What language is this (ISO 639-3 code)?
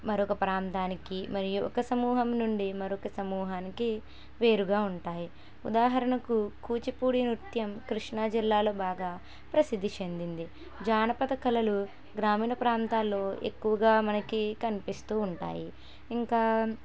tel